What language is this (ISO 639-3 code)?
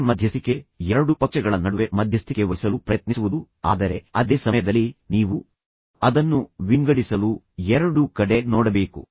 kan